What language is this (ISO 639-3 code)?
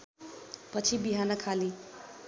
nep